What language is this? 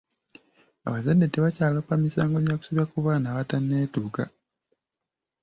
Ganda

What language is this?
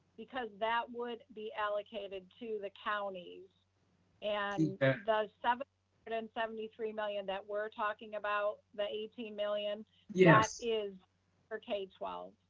English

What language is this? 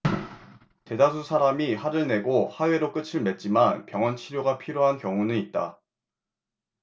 Korean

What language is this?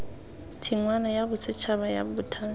Tswana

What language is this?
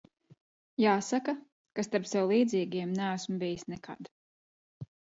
Latvian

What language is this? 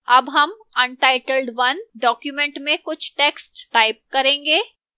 Hindi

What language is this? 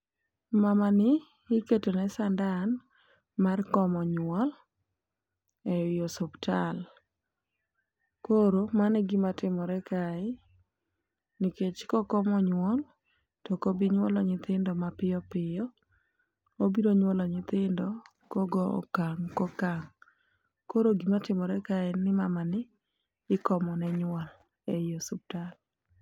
Luo (Kenya and Tanzania)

